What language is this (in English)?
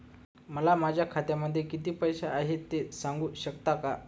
Marathi